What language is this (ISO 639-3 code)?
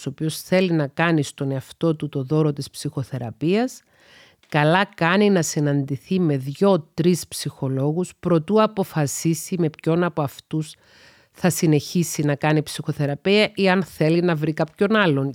ell